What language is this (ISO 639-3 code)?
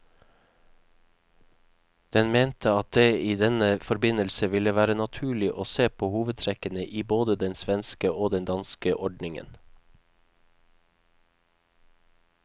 nor